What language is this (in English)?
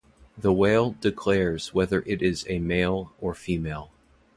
English